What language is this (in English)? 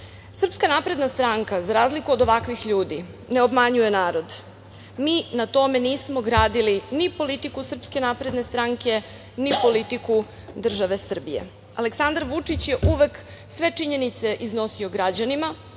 Serbian